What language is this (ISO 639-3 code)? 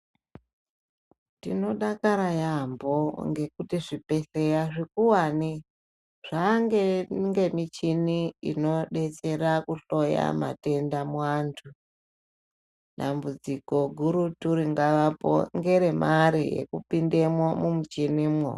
ndc